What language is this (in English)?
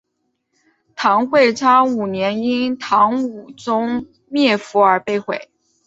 Chinese